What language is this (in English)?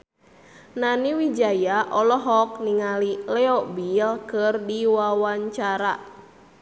Sundanese